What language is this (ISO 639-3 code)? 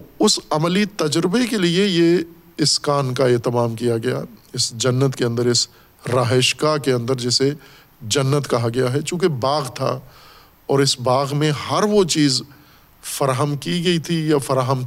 urd